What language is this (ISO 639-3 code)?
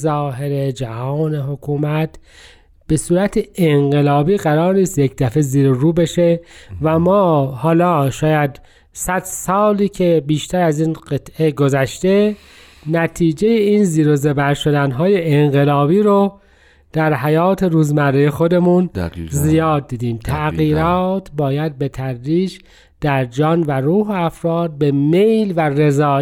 fas